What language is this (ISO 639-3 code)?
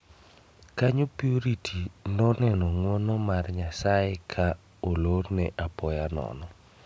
luo